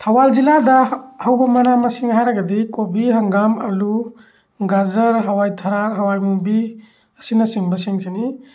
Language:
Manipuri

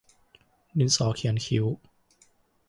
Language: Thai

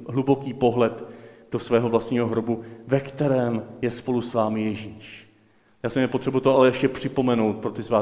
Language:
Czech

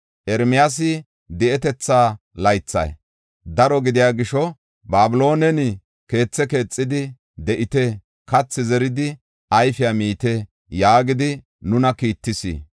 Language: Gofa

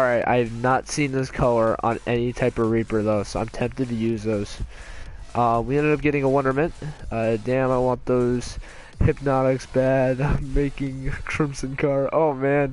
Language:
English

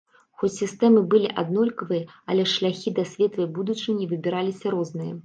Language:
Belarusian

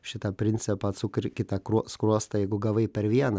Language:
Lithuanian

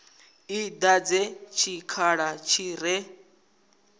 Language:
Venda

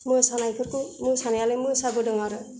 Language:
Bodo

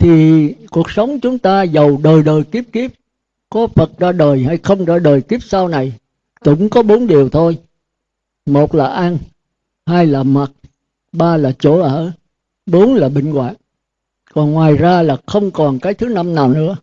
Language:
Vietnamese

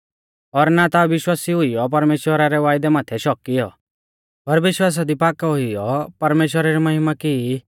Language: Mahasu Pahari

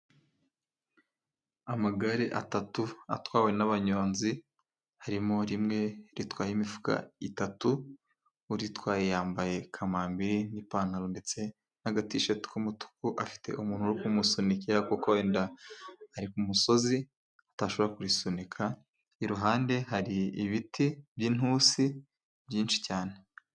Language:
Kinyarwanda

